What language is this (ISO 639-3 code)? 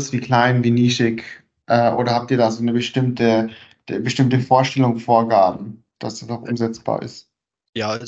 deu